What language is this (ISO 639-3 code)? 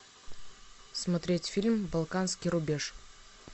rus